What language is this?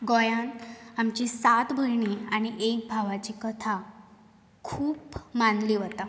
Konkani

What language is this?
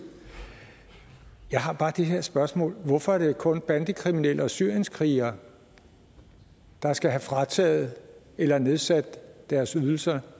Danish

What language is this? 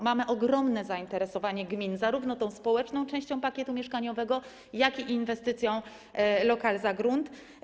Polish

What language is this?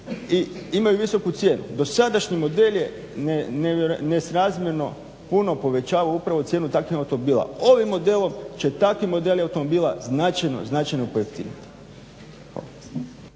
Croatian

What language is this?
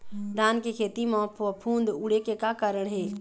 Chhattisgarhi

